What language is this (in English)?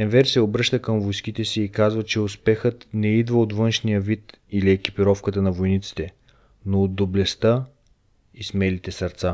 Bulgarian